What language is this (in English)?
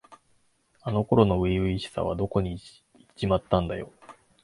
Japanese